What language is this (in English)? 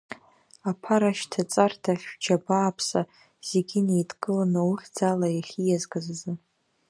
Abkhazian